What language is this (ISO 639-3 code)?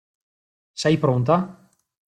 ita